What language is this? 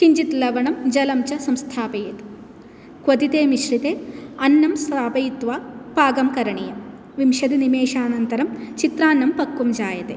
Sanskrit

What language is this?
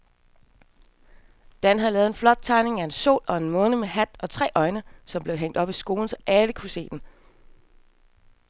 Danish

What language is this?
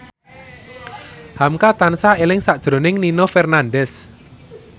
Javanese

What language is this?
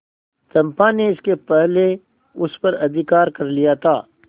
Hindi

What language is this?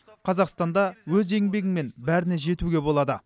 Kazakh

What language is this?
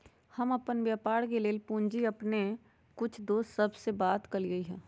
Magahi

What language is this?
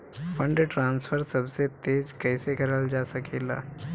Bhojpuri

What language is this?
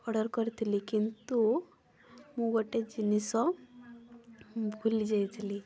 Odia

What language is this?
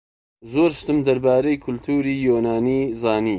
Central Kurdish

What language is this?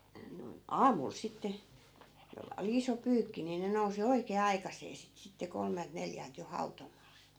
Finnish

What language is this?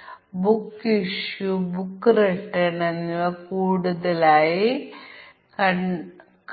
Malayalam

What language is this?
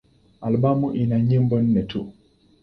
Swahili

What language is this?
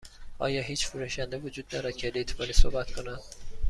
Persian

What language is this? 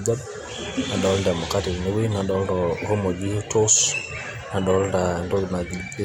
Masai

